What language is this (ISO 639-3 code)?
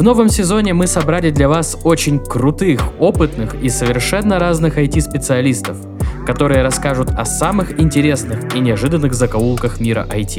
rus